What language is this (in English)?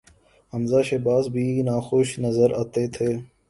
Urdu